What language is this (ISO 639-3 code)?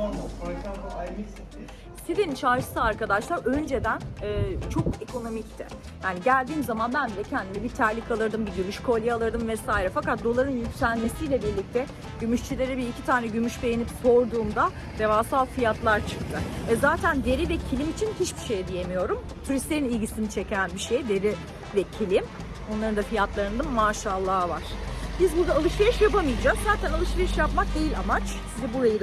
tur